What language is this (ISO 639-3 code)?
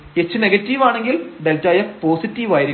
mal